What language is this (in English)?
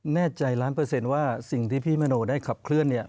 Thai